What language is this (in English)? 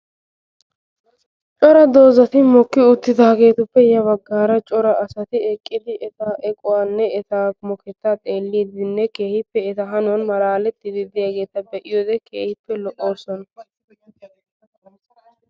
Wolaytta